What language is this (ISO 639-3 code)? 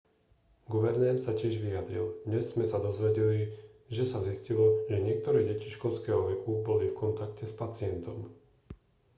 slk